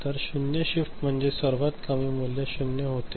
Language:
Marathi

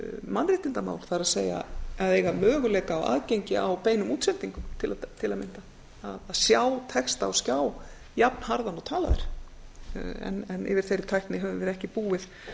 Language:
Icelandic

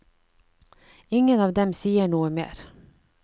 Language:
Norwegian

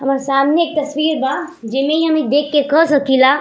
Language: Bhojpuri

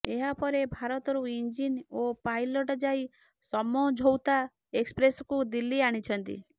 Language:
Odia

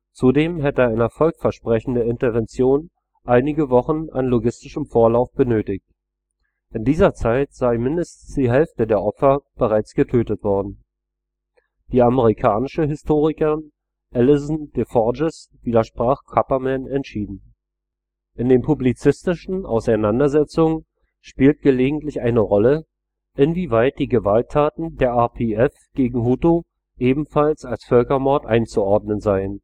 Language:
German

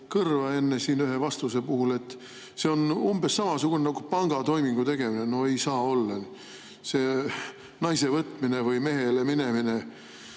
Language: Estonian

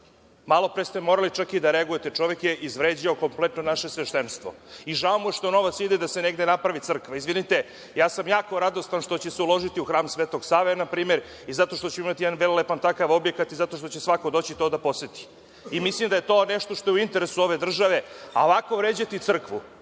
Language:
Serbian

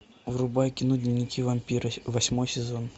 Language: Russian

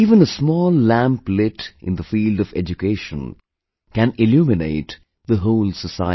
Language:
English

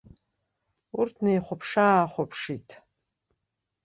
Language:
Abkhazian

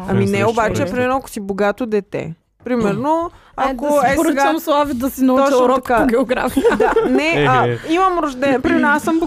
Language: Bulgarian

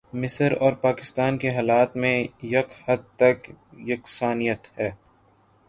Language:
Urdu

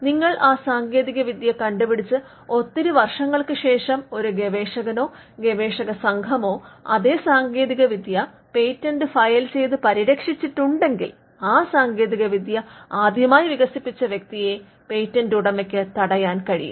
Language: Malayalam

